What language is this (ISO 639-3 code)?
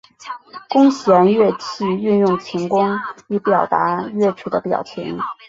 zho